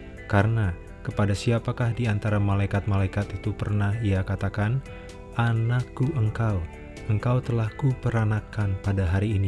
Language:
Indonesian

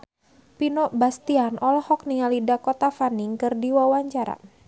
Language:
Sundanese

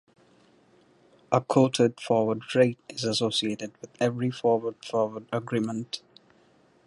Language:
English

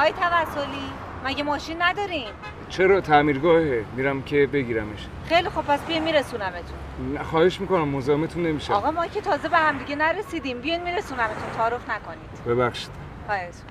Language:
Persian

